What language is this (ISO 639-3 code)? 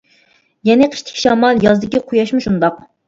uig